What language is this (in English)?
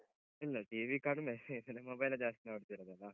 Kannada